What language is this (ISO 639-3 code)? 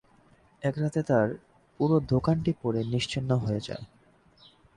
ben